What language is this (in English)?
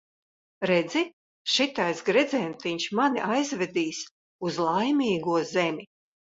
Latvian